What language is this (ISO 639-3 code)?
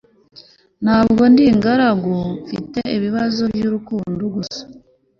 kin